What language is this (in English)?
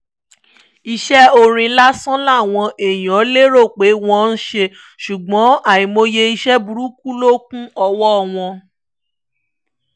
Yoruba